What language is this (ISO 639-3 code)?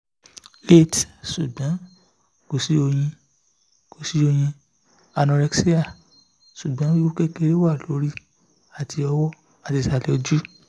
yor